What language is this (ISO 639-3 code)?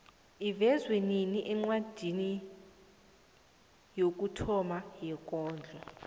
nbl